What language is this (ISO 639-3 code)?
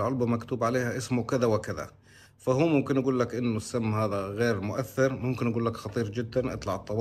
ara